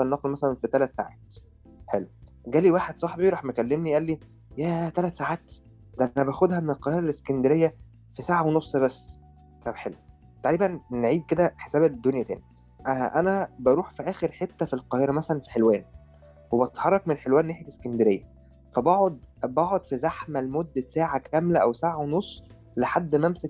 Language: Arabic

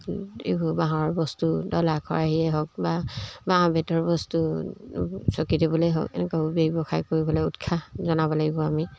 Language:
Assamese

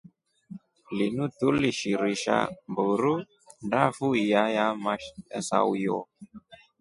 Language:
Rombo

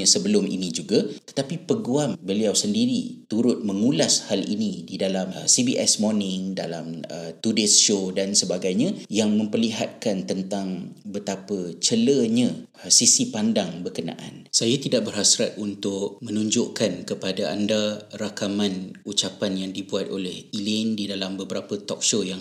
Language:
Malay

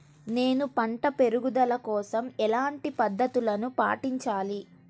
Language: Telugu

